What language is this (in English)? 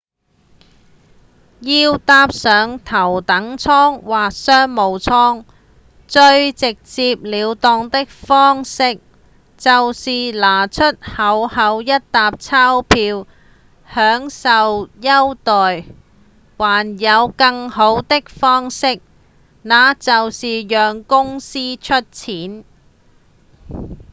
Cantonese